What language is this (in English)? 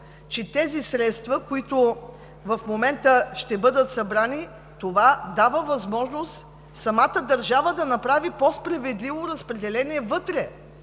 Bulgarian